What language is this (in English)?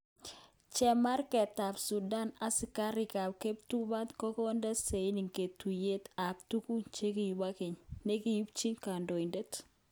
Kalenjin